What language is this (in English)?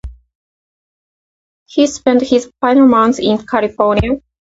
English